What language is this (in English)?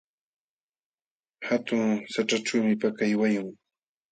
Jauja Wanca Quechua